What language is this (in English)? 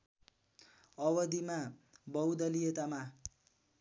Nepali